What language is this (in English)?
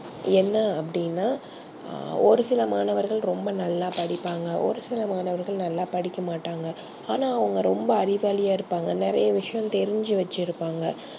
Tamil